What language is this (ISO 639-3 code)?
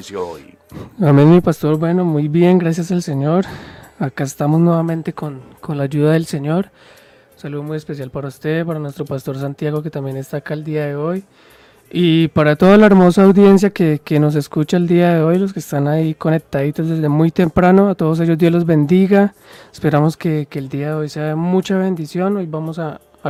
spa